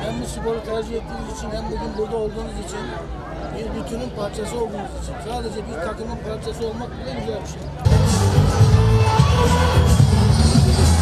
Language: Turkish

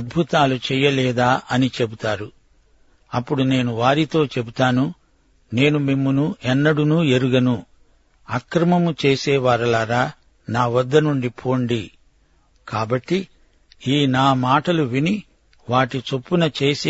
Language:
Telugu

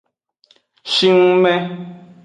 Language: Aja (Benin)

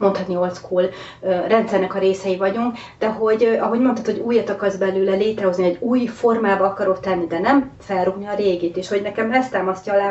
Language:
Hungarian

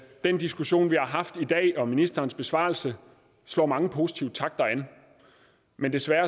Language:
Danish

